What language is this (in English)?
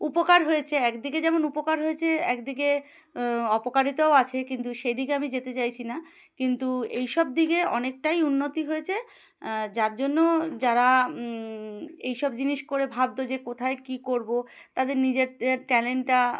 Bangla